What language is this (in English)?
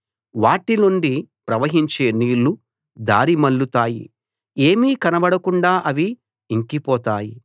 Telugu